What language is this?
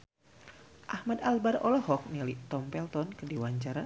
Sundanese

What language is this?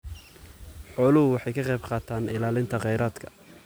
Somali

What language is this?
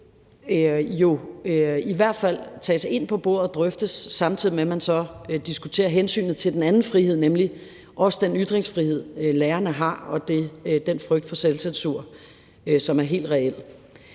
Danish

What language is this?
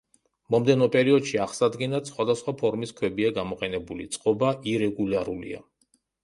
Georgian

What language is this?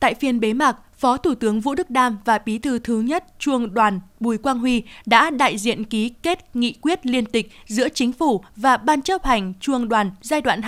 Vietnamese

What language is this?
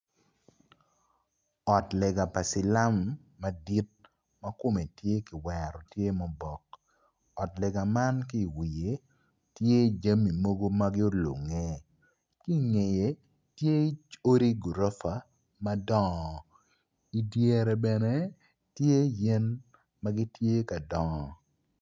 Acoli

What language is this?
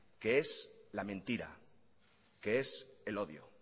Spanish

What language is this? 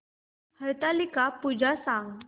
Marathi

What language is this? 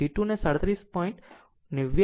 Gujarati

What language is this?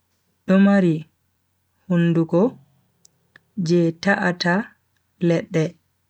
Bagirmi Fulfulde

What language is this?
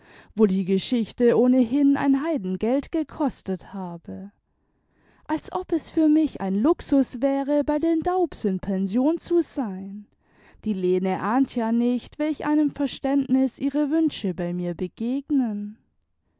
German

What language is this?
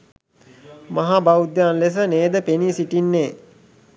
Sinhala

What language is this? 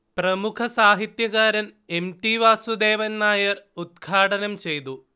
Malayalam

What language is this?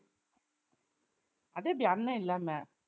Tamil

